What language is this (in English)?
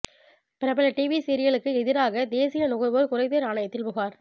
Tamil